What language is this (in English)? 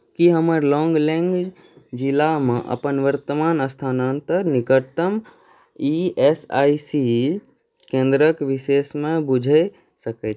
Maithili